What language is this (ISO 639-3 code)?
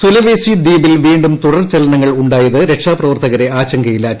mal